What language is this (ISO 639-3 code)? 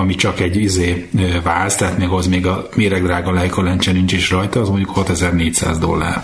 hun